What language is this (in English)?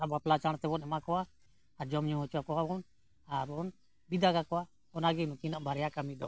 Santali